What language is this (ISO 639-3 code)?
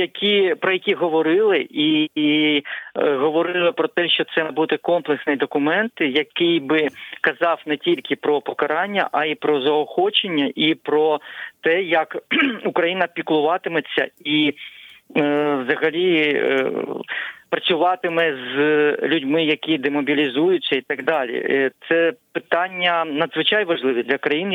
ukr